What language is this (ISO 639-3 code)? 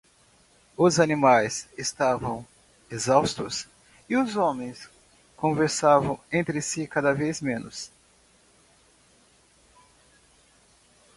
por